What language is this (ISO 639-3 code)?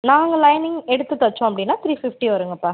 tam